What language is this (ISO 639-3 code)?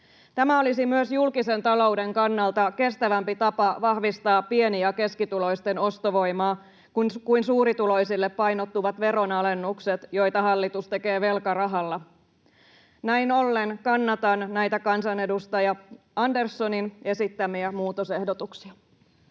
fin